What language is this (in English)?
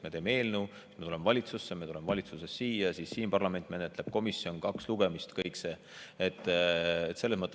Estonian